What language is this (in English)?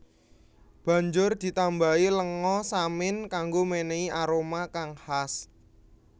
Javanese